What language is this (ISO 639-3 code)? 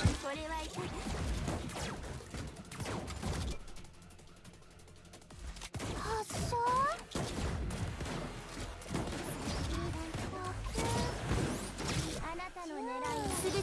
jpn